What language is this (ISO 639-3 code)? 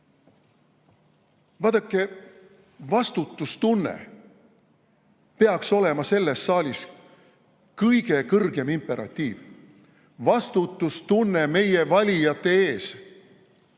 est